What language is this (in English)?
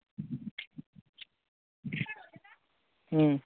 Assamese